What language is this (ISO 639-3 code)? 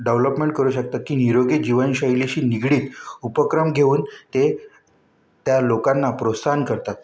mar